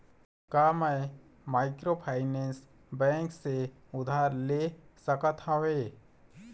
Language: Chhattisgarhi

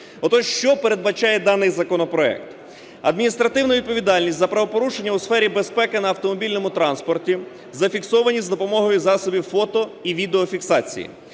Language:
Ukrainian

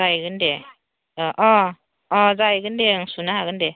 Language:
Bodo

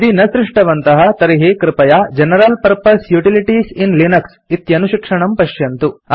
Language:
Sanskrit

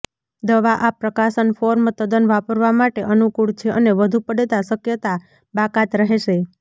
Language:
Gujarati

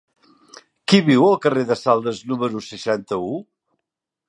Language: Catalan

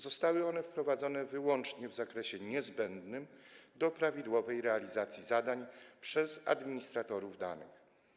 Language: Polish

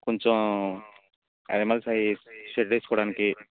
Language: Telugu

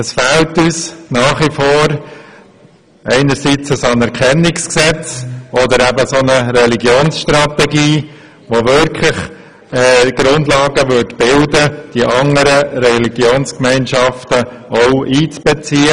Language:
Swiss German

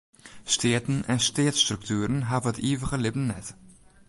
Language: Western Frisian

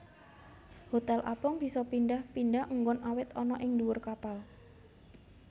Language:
Javanese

